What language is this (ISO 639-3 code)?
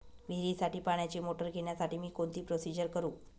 mar